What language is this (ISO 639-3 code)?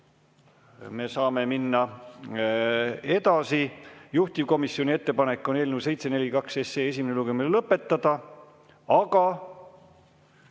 est